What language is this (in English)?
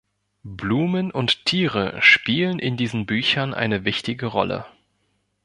German